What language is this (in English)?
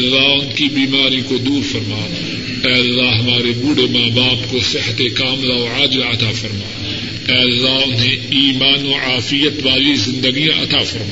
Urdu